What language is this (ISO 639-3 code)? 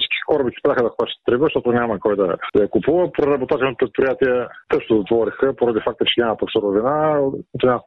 bul